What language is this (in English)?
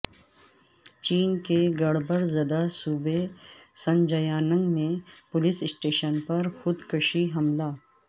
Urdu